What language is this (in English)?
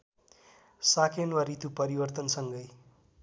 Nepali